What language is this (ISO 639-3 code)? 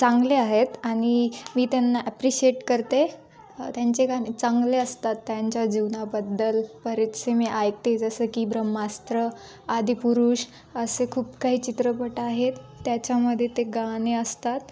mar